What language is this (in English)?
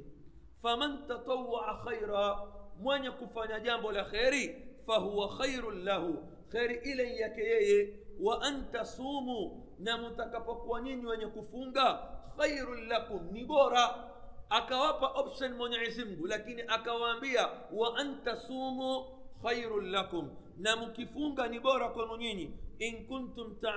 Swahili